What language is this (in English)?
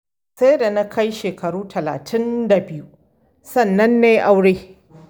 Hausa